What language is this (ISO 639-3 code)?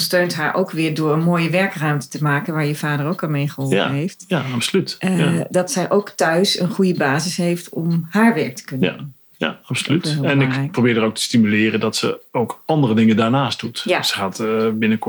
nld